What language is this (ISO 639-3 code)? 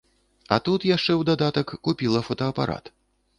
bel